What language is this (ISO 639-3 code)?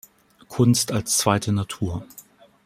deu